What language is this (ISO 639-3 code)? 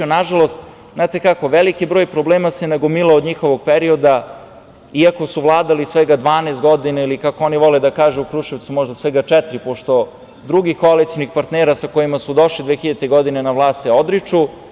srp